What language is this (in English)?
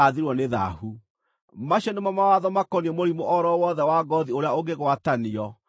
Kikuyu